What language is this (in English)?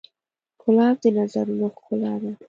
Pashto